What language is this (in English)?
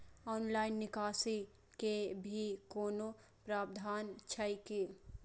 Maithili